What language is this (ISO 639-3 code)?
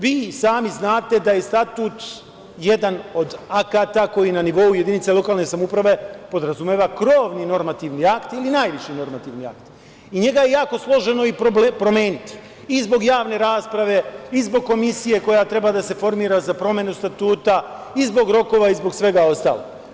srp